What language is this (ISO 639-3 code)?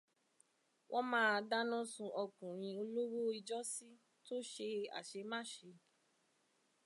yor